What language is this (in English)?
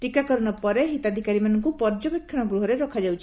Odia